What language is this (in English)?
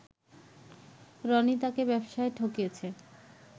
Bangla